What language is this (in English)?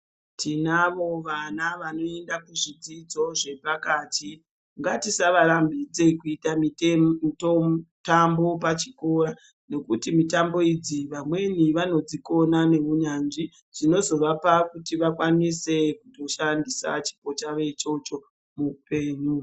Ndau